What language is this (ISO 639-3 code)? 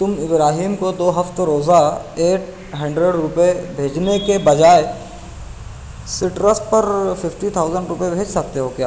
urd